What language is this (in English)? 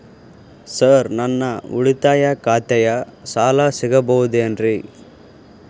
Kannada